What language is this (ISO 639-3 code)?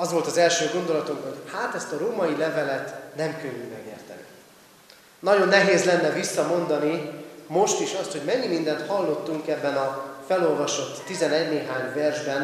hun